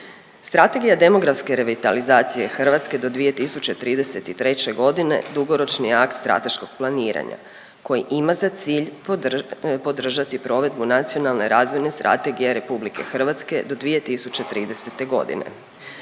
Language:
Croatian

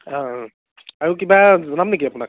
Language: Assamese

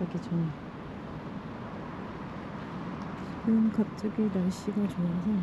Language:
Korean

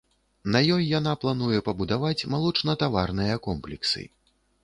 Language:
Belarusian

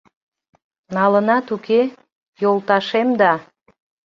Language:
Mari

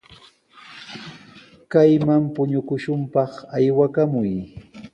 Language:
Sihuas Ancash Quechua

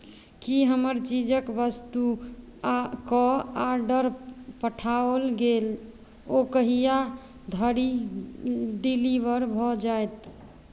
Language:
Maithili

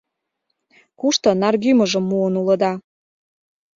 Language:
Mari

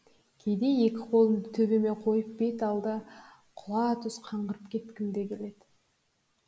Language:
Kazakh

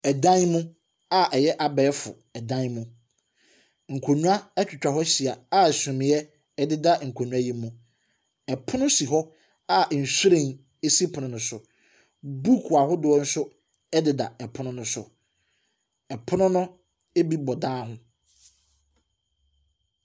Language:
Akan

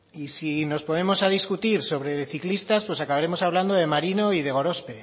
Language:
Spanish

